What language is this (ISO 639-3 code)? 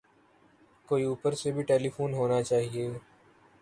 urd